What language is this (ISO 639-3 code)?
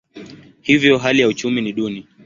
swa